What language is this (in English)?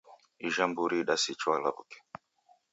Taita